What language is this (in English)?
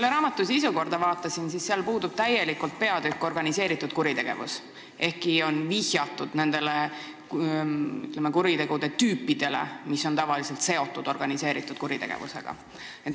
Estonian